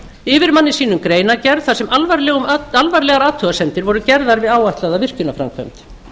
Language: Icelandic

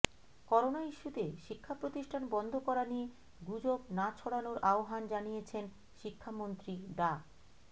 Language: Bangla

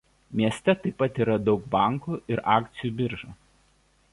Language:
Lithuanian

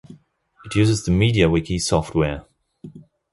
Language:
English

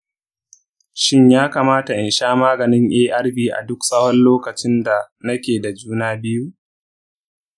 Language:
Hausa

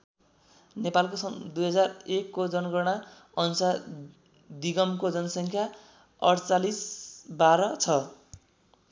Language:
Nepali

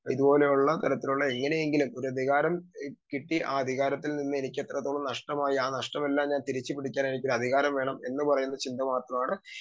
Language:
Malayalam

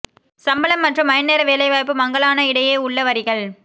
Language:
Tamil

